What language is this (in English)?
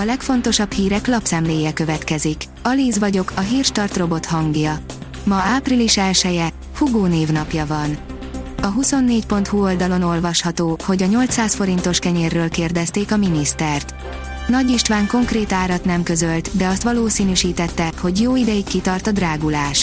Hungarian